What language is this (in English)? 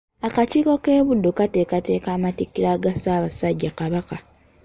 Ganda